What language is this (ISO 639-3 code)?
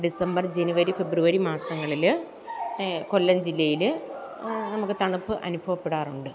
mal